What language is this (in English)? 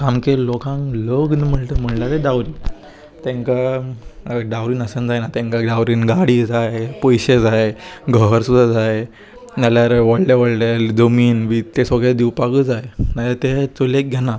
Konkani